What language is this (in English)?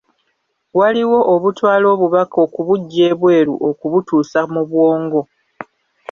Ganda